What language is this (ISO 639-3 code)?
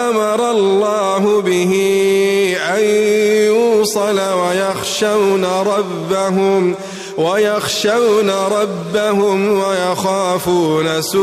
ara